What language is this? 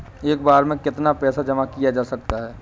Hindi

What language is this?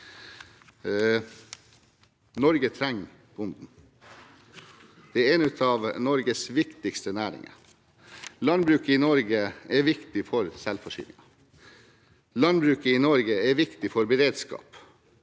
Norwegian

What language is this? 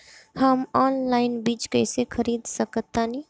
Bhojpuri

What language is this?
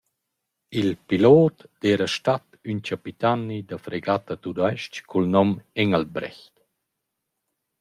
Romansh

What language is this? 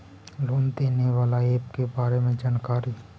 Magahi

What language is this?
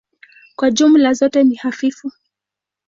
Swahili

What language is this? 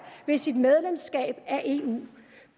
Danish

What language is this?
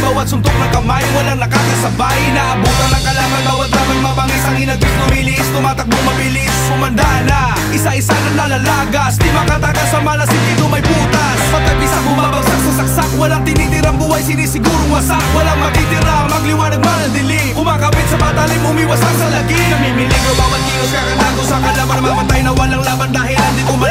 Indonesian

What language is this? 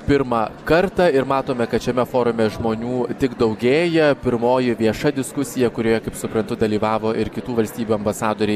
Lithuanian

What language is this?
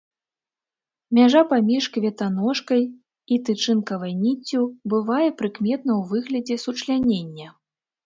Belarusian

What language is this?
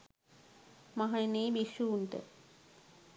Sinhala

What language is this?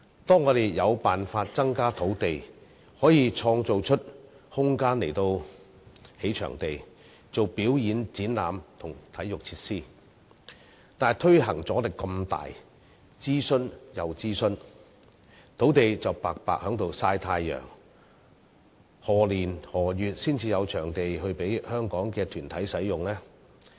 Cantonese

